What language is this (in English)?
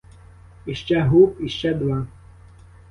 Ukrainian